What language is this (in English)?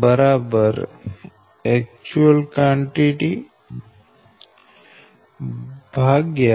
Gujarati